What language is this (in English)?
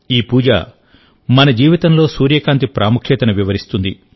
Telugu